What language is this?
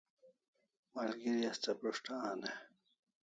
Kalasha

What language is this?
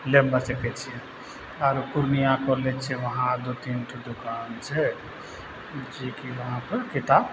Maithili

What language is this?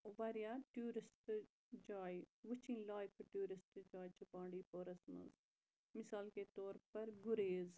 Kashmiri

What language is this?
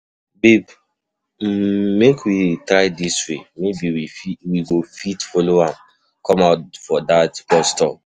Nigerian Pidgin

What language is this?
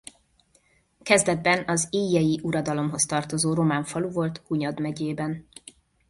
Hungarian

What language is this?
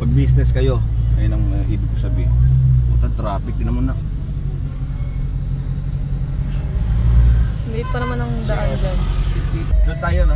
Filipino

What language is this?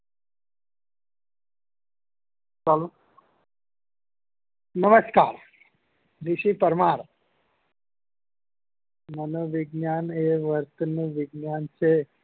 Gujarati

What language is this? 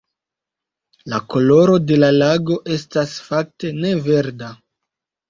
Esperanto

